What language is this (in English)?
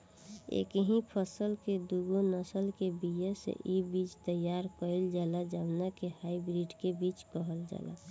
Bhojpuri